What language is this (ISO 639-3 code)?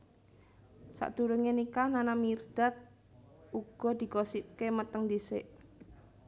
jav